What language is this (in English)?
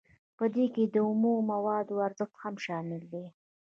Pashto